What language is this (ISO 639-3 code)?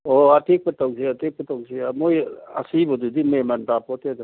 mni